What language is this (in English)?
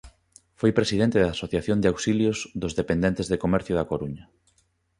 Galician